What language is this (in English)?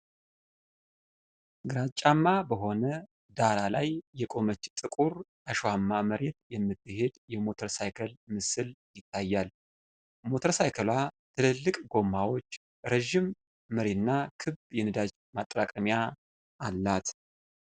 Amharic